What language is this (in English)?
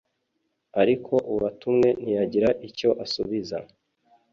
Kinyarwanda